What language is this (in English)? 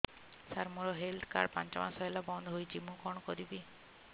Odia